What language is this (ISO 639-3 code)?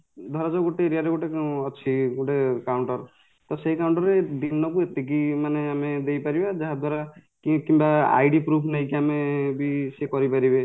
ori